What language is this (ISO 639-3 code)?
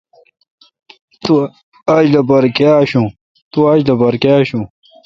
xka